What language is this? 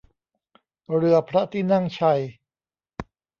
Thai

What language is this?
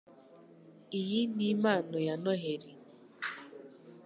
Kinyarwanda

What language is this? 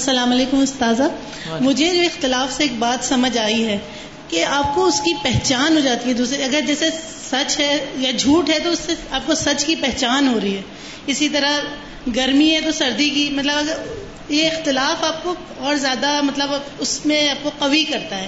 Urdu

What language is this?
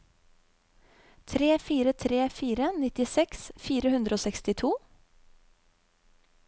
Norwegian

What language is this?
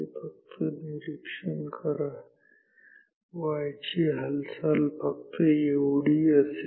Marathi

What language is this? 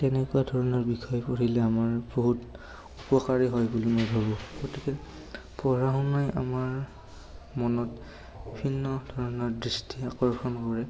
Assamese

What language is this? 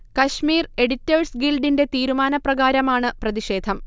Malayalam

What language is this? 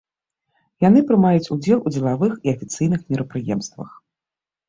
Belarusian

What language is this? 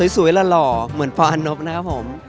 Thai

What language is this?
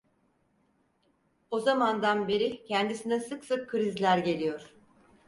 Turkish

